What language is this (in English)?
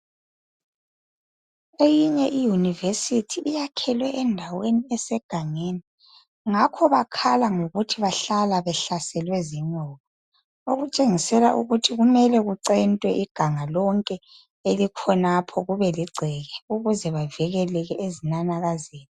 North Ndebele